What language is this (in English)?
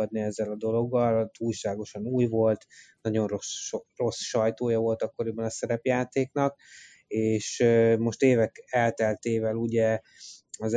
Hungarian